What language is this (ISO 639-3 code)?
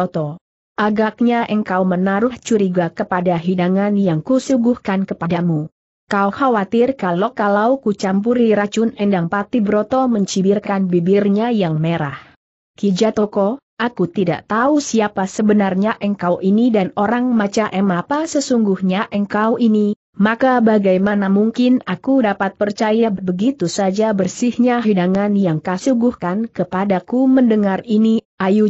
ind